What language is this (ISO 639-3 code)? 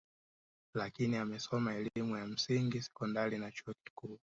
swa